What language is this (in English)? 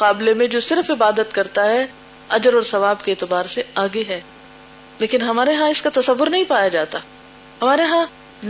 Urdu